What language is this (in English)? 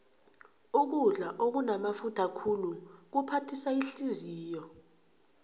South Ndebele